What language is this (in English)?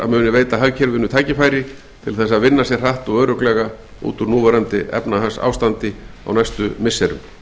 Icelandic